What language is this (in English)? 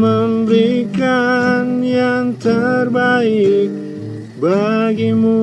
Indonesian